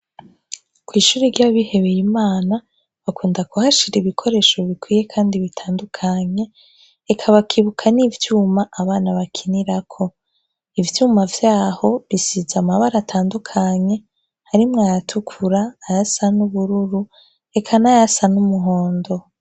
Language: Rundi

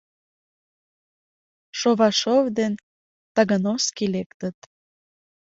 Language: Mari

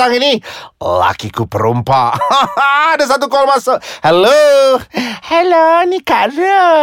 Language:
Malay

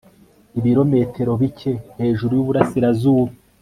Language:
Kinyarwanda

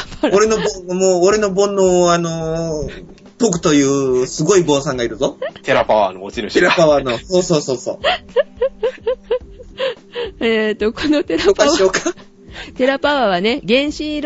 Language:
Japanese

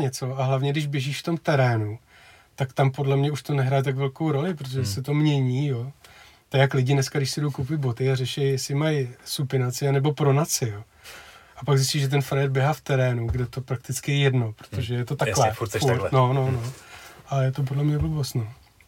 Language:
Czech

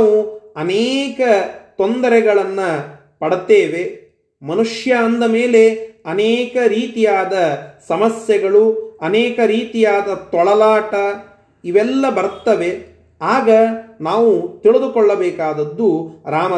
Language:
Kannada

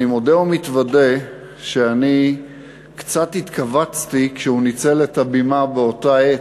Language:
Hebrew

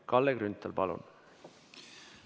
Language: Estonian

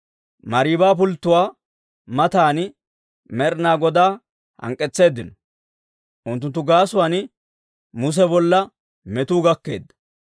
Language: Dawro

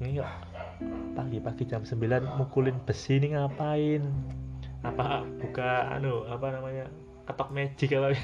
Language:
Indonesian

